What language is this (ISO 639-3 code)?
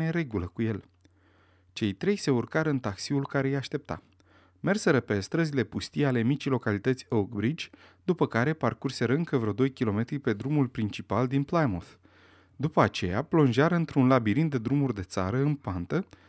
ron